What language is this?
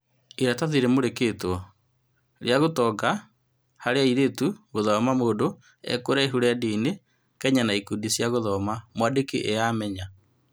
Kikuyu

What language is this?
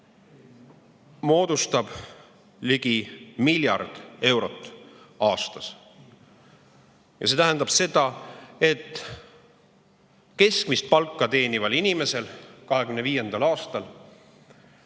Estonian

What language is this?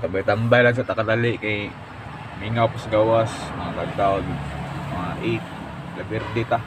Filipino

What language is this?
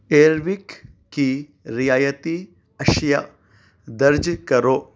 Urdu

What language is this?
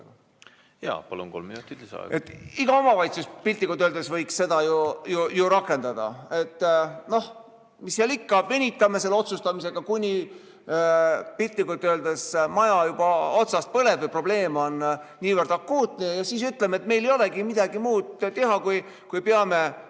Estonian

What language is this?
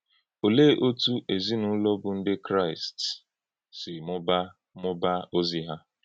Igbo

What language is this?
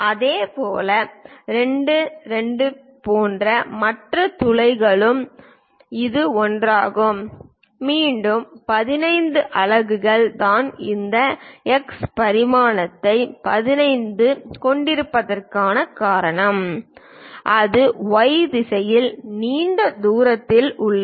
Tamil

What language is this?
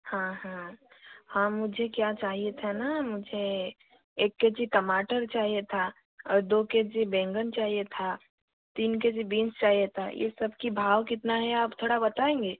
Hindi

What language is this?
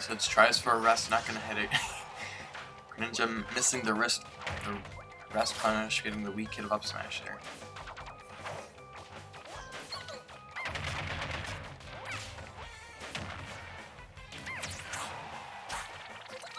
English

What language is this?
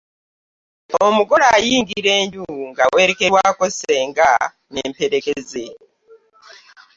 Ganda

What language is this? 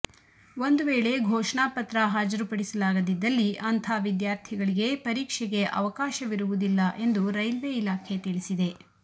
Kannada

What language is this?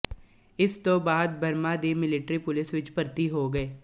Punjabi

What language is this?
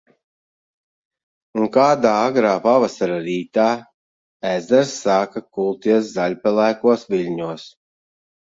Latvian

